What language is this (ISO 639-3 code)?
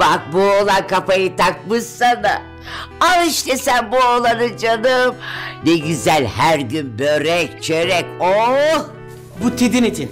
tur